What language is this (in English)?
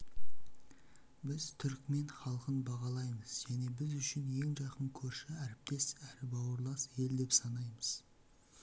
Kazakh